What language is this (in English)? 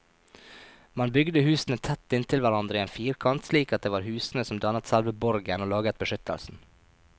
Norwegian